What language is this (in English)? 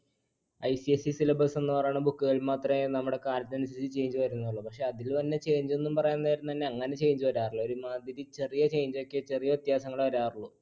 Malayalam